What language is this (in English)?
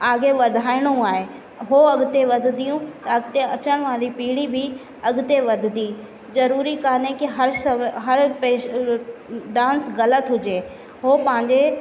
Sindhi